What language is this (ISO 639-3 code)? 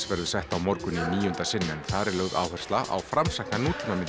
isl